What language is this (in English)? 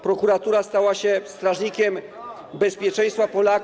Polish